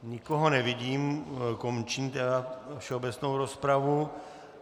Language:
Czech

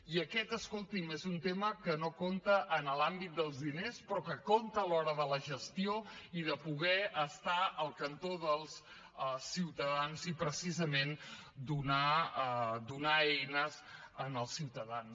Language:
Catalan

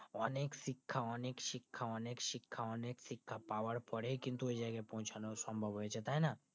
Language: Bangla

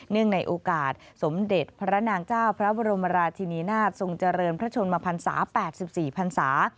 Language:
Thai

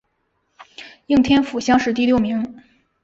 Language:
Chinese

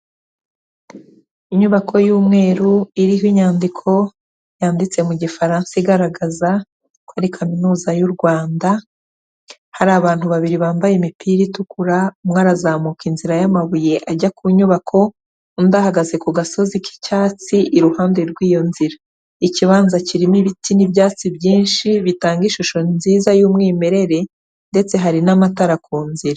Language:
Kinyarwanda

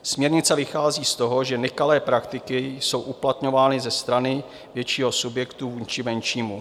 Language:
Czech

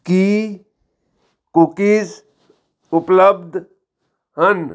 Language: Punjabi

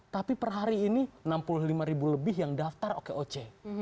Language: Indonesian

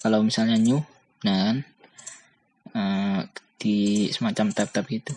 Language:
Indonesian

